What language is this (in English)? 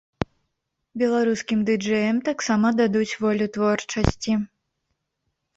Belarusian